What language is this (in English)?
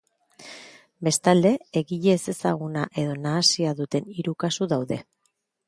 Basque